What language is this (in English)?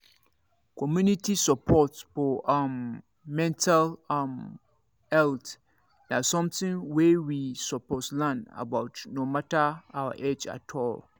Nigerian Pidgin